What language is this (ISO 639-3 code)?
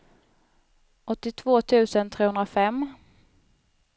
swe